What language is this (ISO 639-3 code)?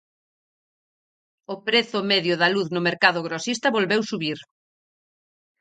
glg